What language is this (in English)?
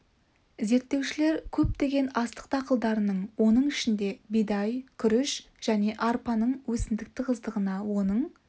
Kazakh